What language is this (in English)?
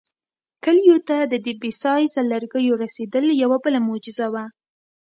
Pashto